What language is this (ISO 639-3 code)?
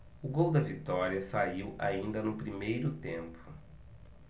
por